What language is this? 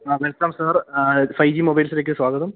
Malayalam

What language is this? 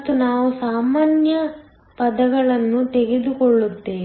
Kannada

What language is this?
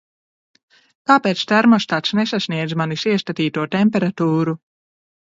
Latvian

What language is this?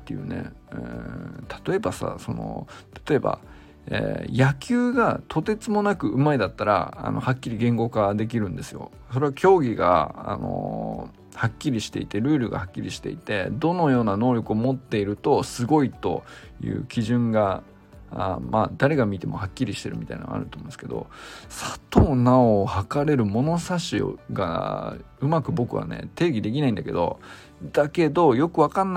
Japanese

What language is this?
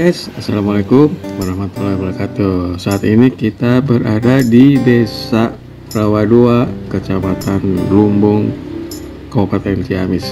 Indonesian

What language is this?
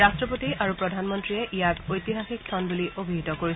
Assamese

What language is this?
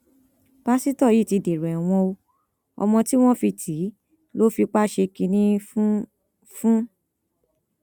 Yoruba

